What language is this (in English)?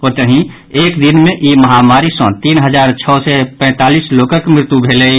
Maithili